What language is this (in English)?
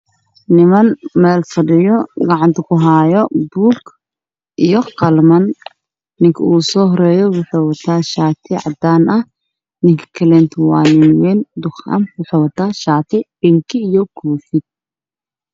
Somali